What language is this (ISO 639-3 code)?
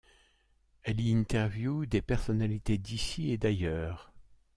fra